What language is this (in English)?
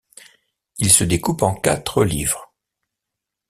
French